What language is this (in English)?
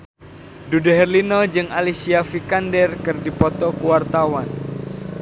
Sundanese